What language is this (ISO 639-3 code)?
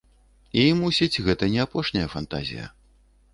bel